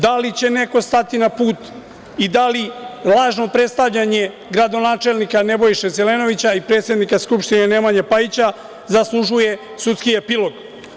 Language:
Serbian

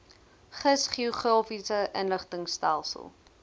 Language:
Afrikaans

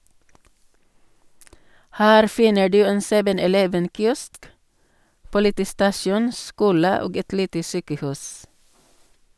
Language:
Norwegian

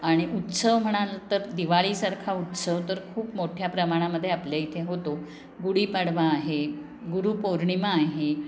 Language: Marathi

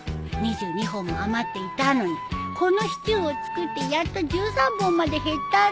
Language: Japanese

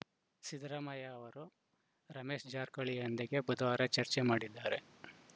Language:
Kannada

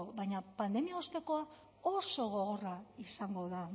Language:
Basque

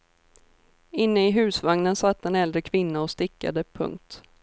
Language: Swedish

